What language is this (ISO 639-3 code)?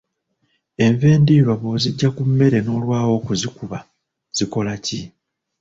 lug